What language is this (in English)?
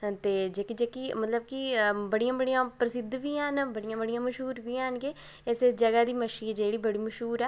Dogri